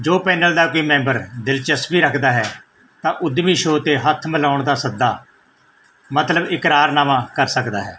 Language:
Punjabi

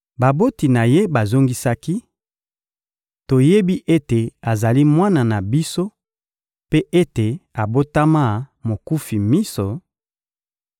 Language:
Lingala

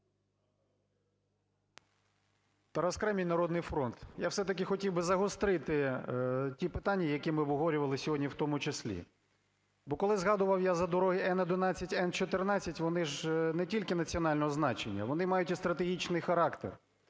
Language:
Ukrainian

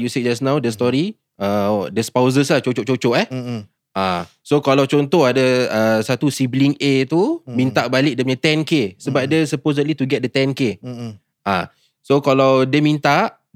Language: Malay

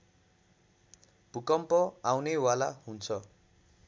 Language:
Nepali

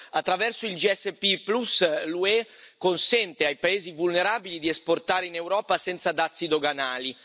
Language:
Italian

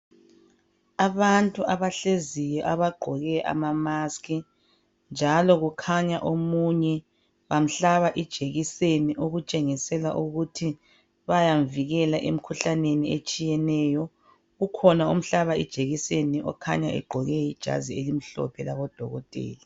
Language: North Ndebele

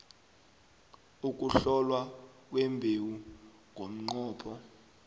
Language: South Ndebele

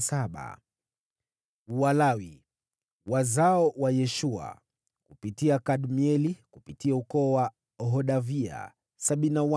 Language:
Swahili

